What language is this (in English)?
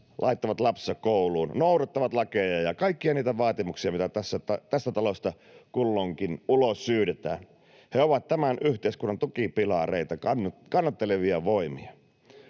Finnish